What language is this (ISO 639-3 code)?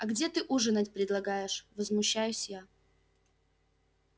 rus